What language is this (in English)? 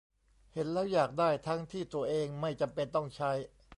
Thai